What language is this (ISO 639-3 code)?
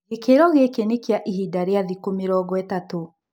kik